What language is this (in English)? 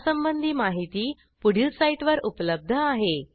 Marathi